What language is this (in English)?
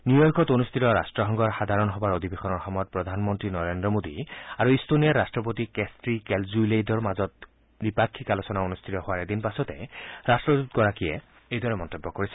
Assamese